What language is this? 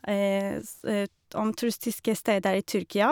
Norwegian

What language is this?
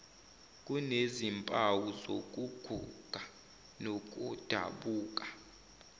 Zulu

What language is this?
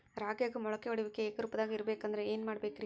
Kannada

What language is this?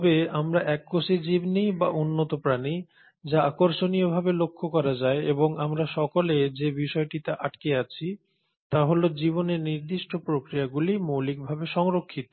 Bangla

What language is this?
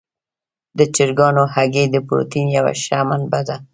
Pashto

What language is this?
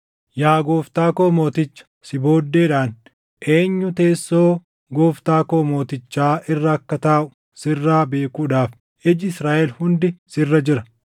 Oromo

